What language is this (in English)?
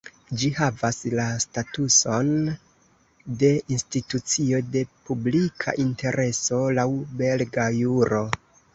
Esperanto